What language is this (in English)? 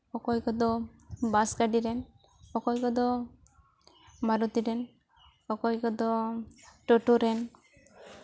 Santali